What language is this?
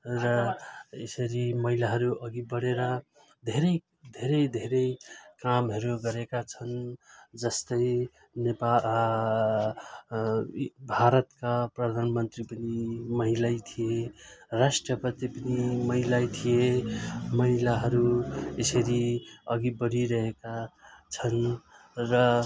Nepali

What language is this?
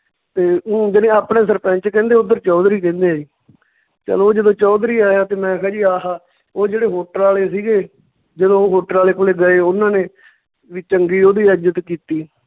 Punjabi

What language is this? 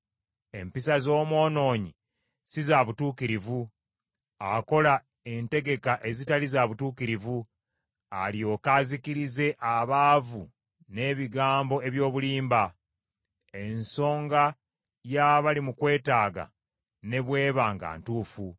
Ganda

